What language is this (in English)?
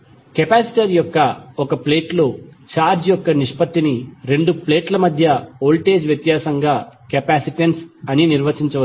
Telugu